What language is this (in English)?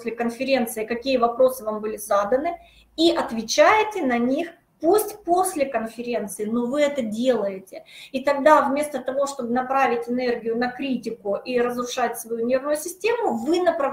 Russian